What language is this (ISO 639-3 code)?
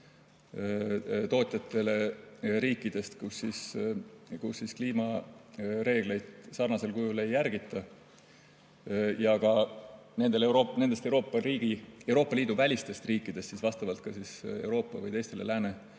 est